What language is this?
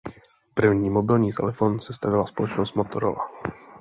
Czech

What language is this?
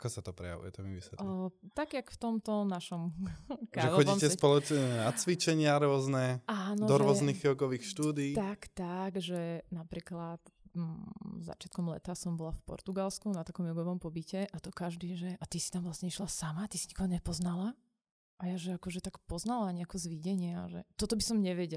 Slovak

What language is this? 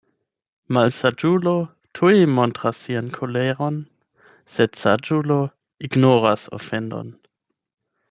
Esperanto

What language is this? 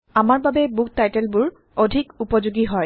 Assamese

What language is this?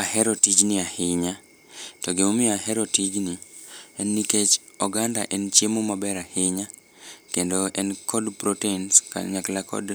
Luo (Kenya and Tanzania)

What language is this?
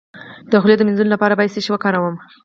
Pashto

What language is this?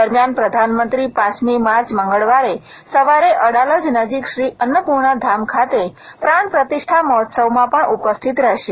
Gujarati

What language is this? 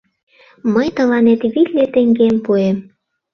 Mari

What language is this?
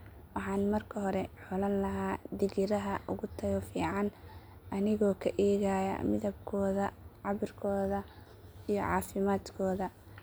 Somali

